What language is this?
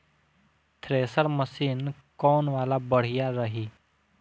Bhojpuri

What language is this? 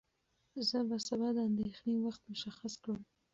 Pashto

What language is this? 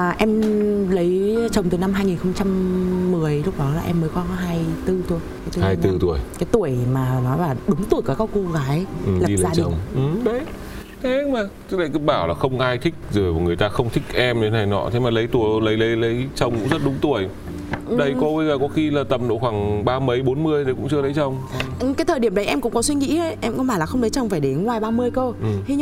Vietnamese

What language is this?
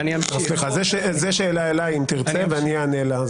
Hebrew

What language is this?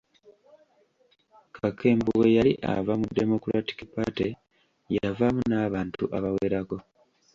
Ganda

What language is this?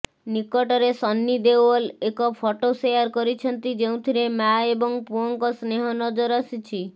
Odia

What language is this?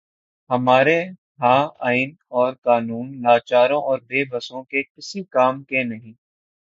Urdu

